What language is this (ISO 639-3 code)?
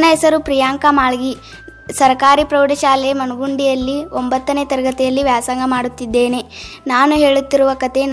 kan